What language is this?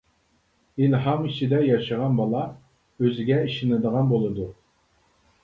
Uyghur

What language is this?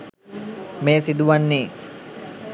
Sinhala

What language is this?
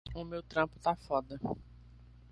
Portuguese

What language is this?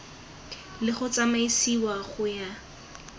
Tswana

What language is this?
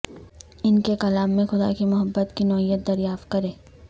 Urdu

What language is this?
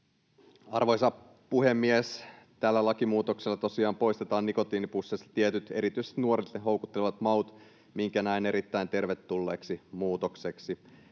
Finnish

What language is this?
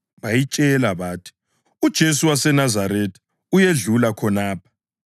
North Ndebele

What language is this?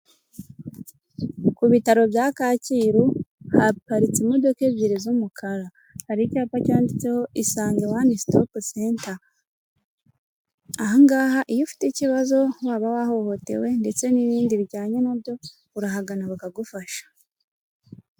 Kinyarwanda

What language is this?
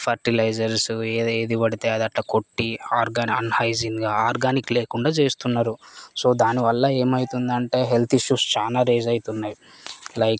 Telugu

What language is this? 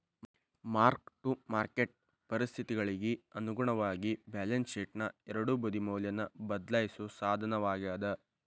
Kannada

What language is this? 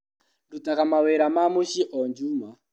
Kikuyu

